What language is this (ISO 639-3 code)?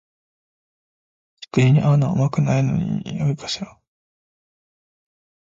jpn